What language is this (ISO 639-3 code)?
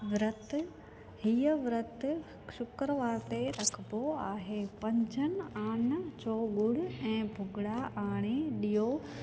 snd